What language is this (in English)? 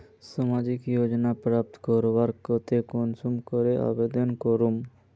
Magahi